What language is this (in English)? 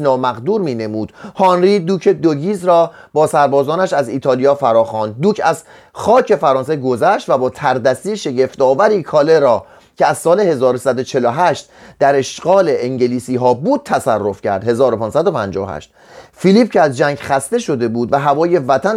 Persian